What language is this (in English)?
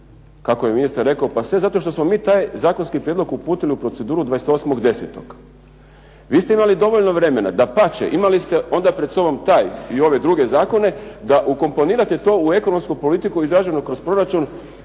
Croatian